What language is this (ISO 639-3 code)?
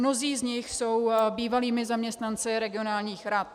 ces